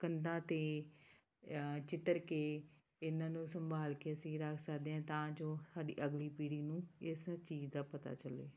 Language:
Punjabi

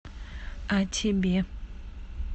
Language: Russian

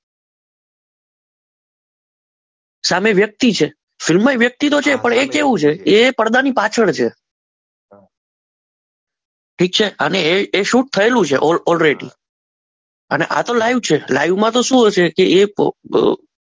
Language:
Gujarati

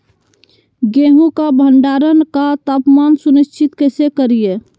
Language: Magahi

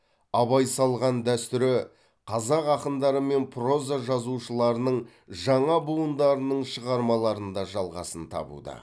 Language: Kazakh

